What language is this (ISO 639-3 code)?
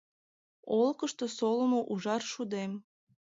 chm